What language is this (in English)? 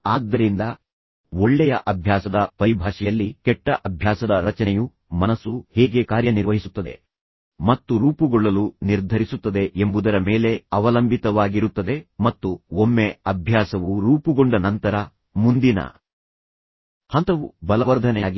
Kannada